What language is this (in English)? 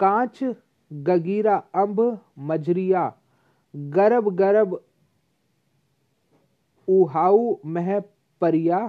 Hindi